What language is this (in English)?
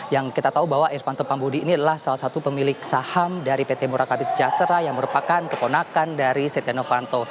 Indonesian